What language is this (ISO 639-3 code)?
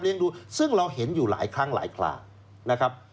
tha